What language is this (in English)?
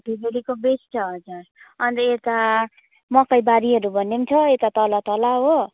Nepali